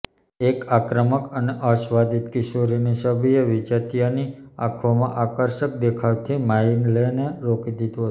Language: Gujarati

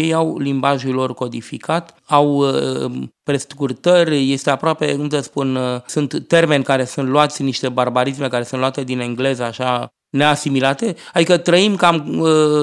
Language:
Romanian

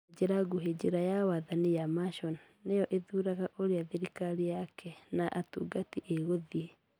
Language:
Kikuyu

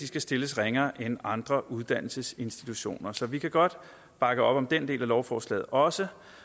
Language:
Danish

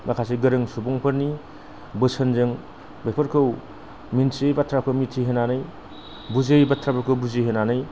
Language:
Bodo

